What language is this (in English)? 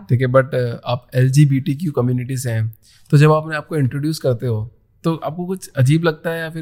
Hindi